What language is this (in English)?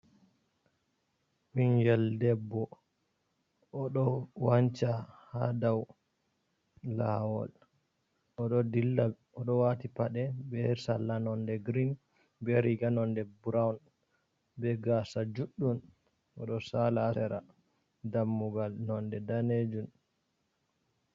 Fula